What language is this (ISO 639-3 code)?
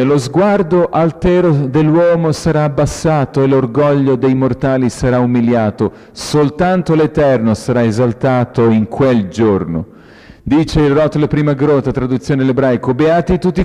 ita